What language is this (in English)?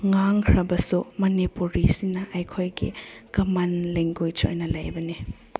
Manipuri